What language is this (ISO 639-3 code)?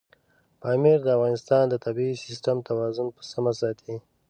pus